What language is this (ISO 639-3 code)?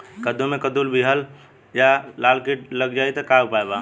bho